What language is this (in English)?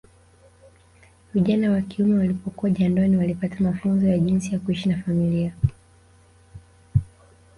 Swahili